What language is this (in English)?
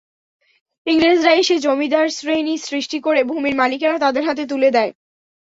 Bangla